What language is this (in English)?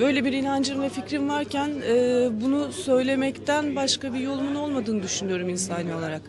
Turkish